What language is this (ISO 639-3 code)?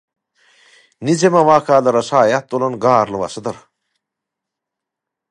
tuk